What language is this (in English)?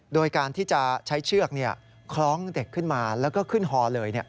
Thai